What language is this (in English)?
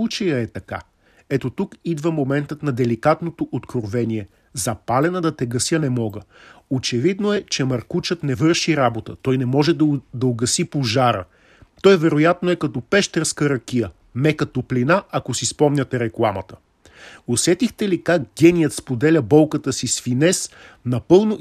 Bulgarian